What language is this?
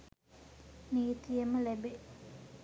Sinhala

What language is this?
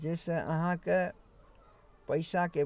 Maithili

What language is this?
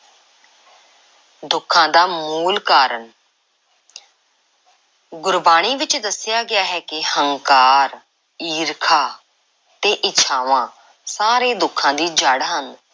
Punjabi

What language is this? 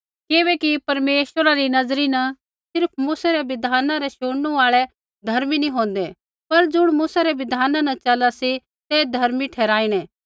Kullu Pahari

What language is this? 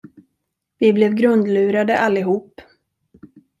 Swedish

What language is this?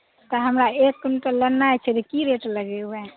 Maithili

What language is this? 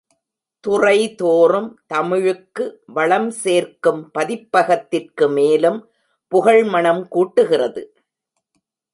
Tamil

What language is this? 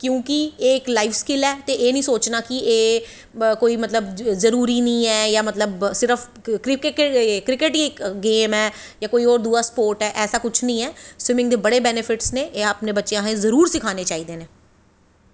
Dogri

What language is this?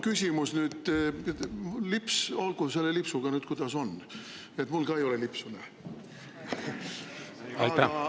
Estonian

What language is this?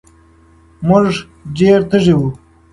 Pashto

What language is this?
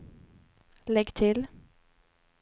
Swedish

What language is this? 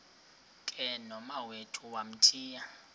Xhosa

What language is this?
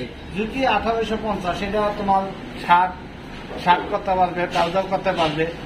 Bangla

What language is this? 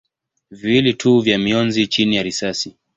Swahili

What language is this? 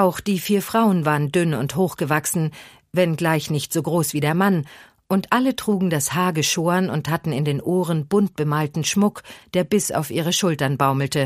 German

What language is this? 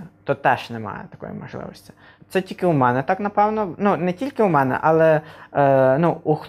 Ukrainian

